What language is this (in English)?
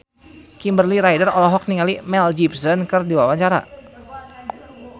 Sundanese